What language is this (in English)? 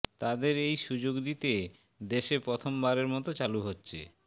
Bangla